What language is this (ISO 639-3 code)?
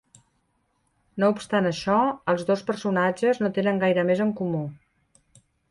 cat